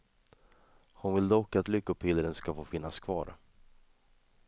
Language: Swedish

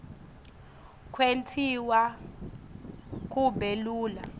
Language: Swati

